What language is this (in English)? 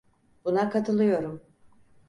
Turkish